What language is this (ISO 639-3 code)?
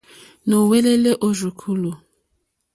bri